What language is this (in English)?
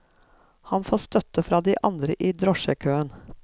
Norwegian